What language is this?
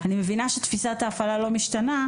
Hebrew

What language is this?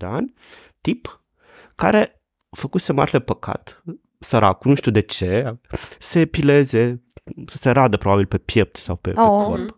Romanian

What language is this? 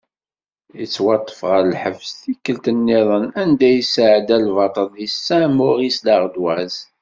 Kabyle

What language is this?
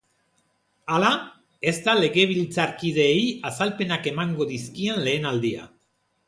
Basque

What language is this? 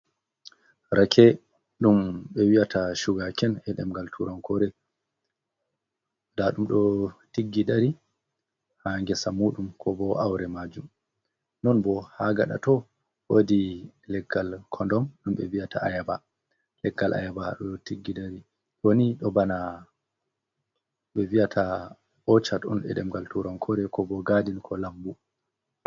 Fula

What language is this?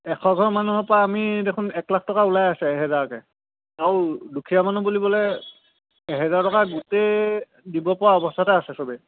Assamese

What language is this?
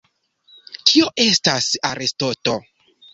Esperanto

